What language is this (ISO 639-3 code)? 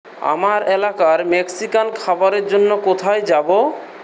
ben